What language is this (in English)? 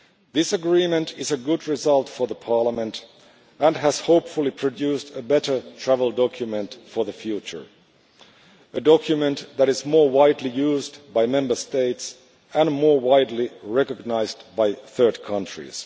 English